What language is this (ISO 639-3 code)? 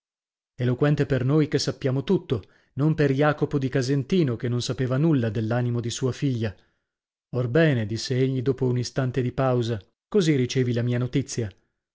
ita